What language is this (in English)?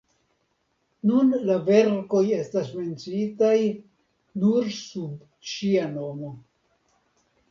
Esperanto